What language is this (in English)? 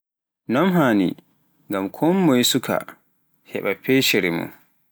Pular